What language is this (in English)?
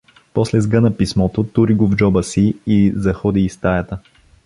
Bulgarian